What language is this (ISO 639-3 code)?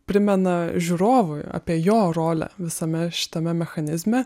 lit